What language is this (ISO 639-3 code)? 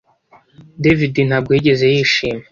kin